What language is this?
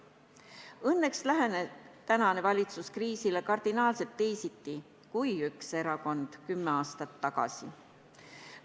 Estonian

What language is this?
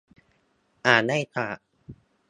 Thai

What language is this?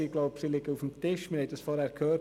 Swiss German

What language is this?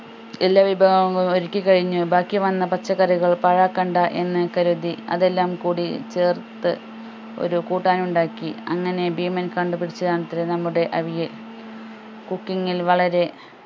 Malayalam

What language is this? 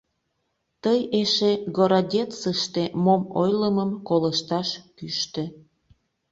Mari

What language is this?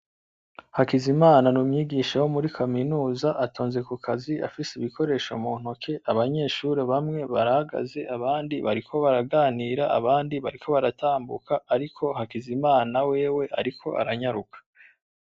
Rundi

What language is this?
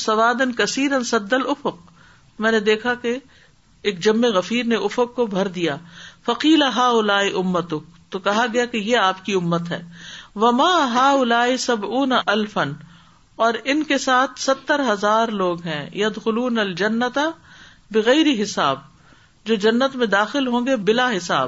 Urdu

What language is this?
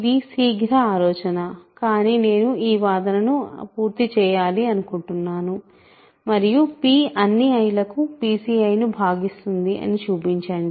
Telugu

